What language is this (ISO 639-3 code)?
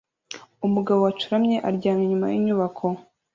kin